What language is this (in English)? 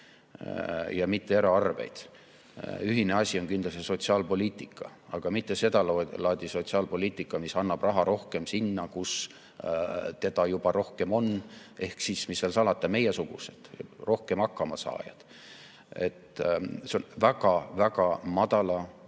Estonian